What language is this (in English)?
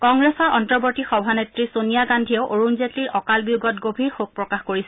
Assamese